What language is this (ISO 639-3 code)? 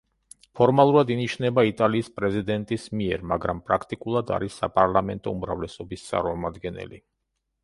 kat